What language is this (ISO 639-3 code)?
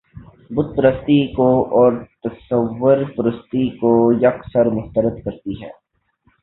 urd